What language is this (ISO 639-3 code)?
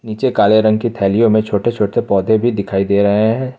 hin